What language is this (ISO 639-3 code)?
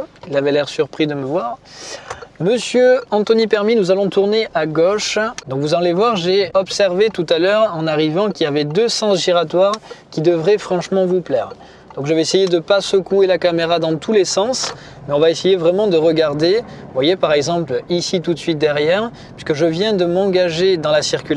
fra